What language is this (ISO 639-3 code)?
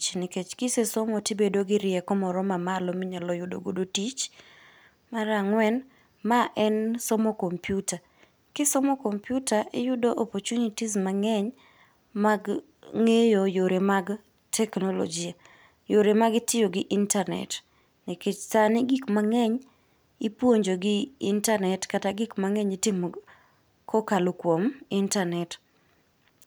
luo